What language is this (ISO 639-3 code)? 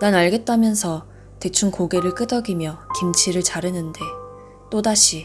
kor